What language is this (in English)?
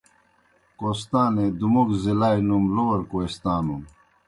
Kohistani Shina